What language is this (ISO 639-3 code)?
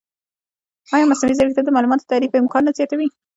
pus